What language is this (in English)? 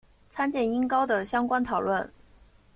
Chinese